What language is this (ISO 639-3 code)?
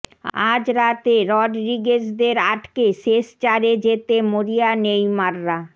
ben